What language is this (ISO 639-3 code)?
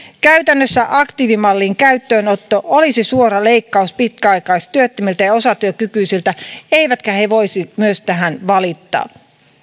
fin